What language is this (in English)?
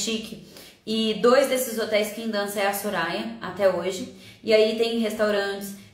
Portuguese